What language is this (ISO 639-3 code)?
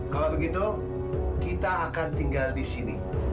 ind